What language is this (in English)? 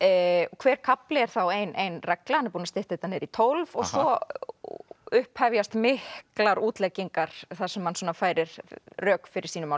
Icelandic